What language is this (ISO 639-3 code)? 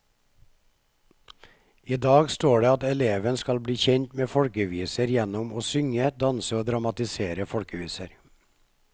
nor